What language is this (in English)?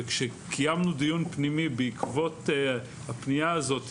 Hebrew